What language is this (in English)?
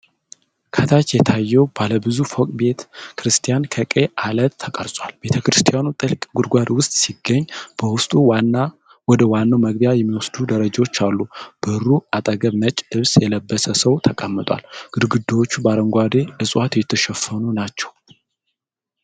Amharic